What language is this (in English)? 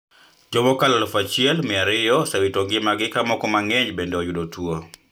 Luo (Kenya and Tanzania)